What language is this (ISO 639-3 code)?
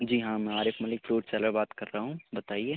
urd